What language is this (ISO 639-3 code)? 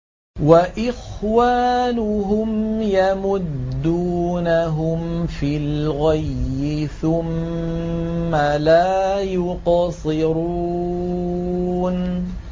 ara